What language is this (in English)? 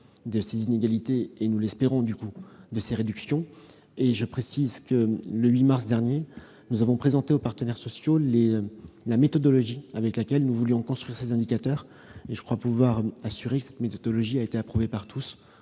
French